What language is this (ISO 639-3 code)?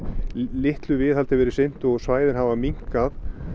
isl